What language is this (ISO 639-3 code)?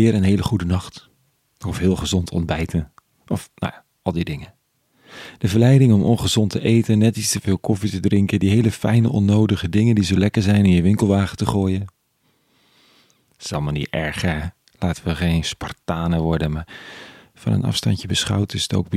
nld